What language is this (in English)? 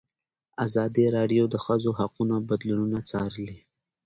Pashto